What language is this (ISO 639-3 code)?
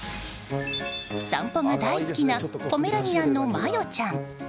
jpn